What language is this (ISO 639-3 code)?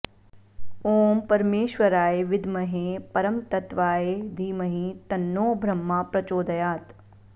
san